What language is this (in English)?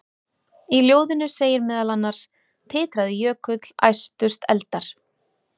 Icelandic